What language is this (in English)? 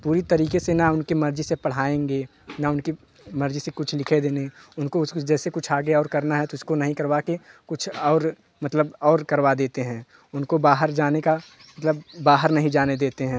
Hindi